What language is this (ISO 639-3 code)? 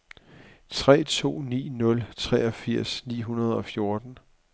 dan